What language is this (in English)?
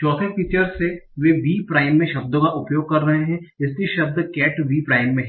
Hindi